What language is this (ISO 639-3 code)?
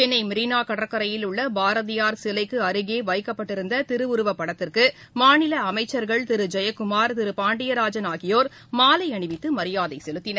tam